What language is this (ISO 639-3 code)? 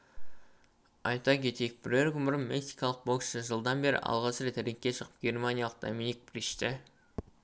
kaz